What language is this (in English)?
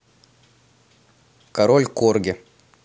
Russian